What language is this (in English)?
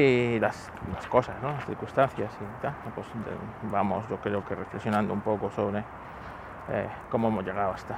Spanish